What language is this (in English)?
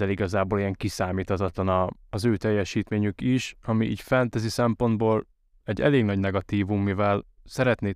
Hungarian